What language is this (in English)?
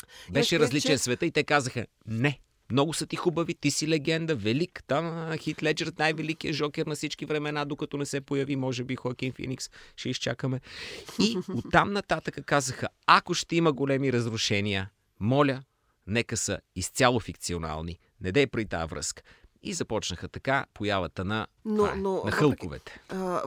Bulgarian